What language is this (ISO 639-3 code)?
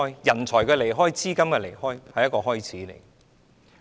yue